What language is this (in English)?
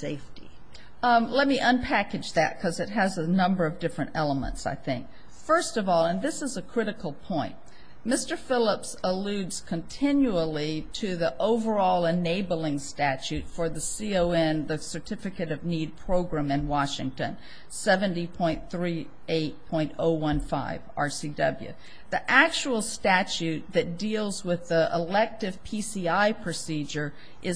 English